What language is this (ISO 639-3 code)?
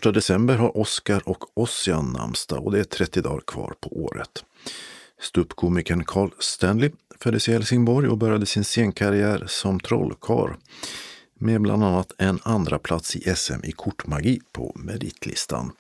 swe